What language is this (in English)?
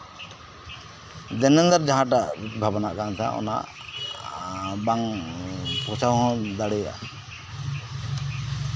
Santali